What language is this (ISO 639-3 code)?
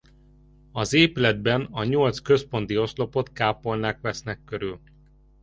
hun